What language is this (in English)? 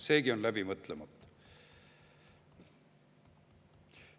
Estonian